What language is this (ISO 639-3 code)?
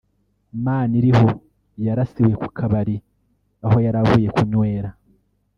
kin